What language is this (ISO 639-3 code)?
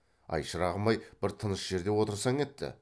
kaz